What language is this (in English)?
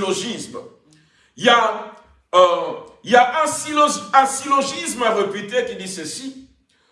French